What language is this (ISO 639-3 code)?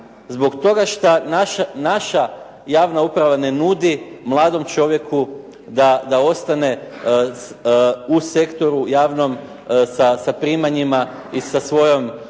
hrv